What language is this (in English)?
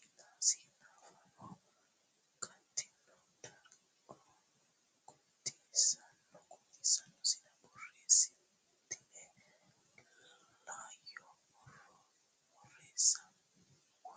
Sidamo